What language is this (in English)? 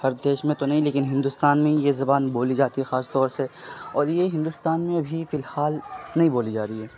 Urdu